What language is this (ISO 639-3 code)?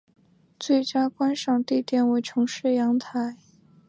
zho